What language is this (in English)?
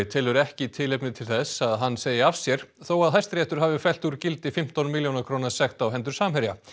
Icelandic